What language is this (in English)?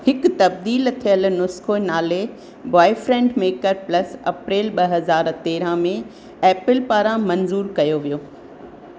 Sindhi